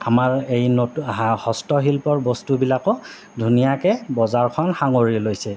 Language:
Assamese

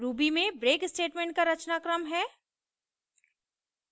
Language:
Hindi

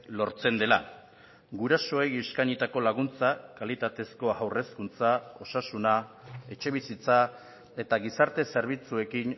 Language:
Basque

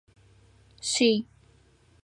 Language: Adyghe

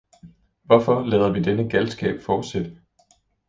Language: Danish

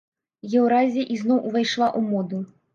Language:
Belarusian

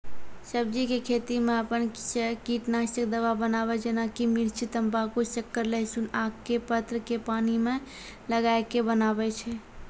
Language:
Maithili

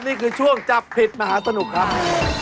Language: Thai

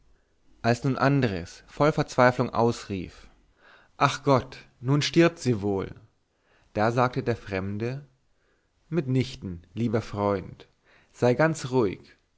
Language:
German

